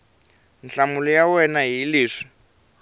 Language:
Tsonga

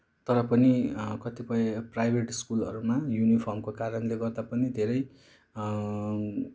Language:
Nepali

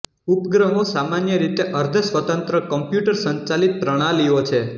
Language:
Gujarati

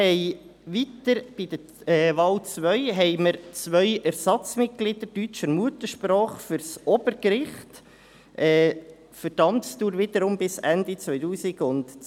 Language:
Swiss German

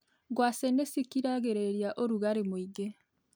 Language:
Kikuyu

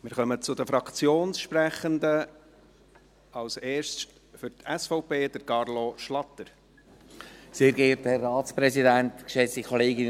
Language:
Swiss German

